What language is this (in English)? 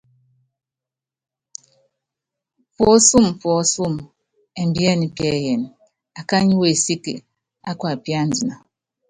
Yangben